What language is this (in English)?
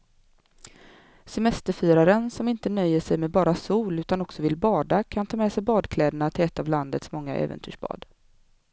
Swedish